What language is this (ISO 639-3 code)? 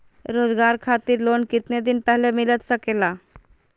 mag